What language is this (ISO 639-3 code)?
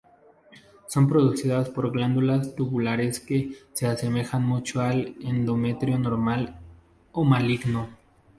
spa